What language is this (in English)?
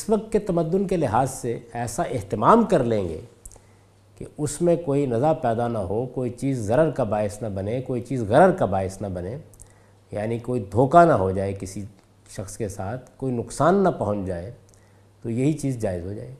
Urdu